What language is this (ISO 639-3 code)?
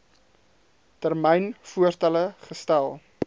afr